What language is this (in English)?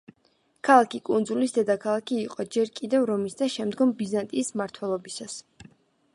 Georgian